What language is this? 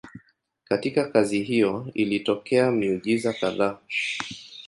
Swahili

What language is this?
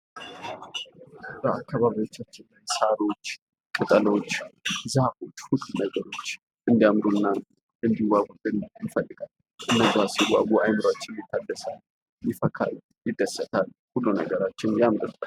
Amharic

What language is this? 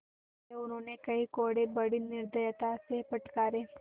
Hindi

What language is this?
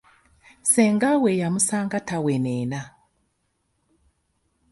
Ganda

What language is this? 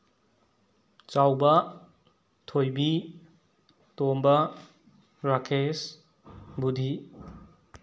Manipuri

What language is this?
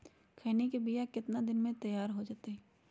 Magahi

